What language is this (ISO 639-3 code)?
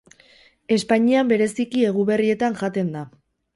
eus